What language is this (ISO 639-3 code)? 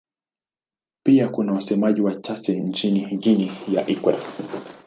swa